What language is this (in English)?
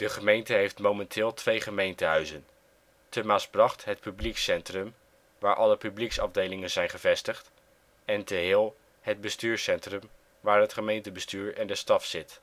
Dutch